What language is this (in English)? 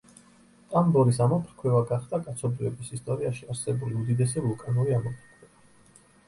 Georgian